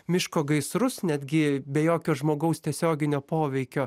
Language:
Lithuanian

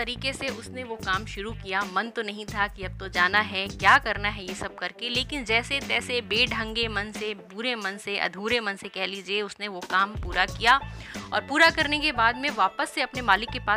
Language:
Hindi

